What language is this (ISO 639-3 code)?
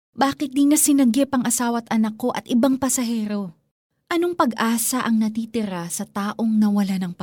fil